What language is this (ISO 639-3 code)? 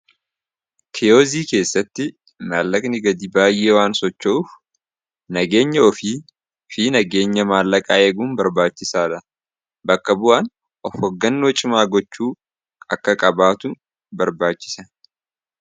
orm